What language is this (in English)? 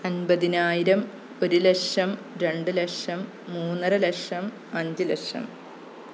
Malayalam